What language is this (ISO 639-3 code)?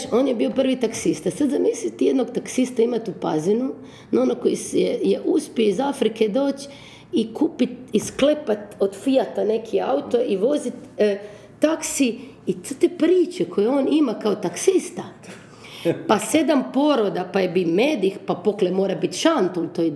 hrv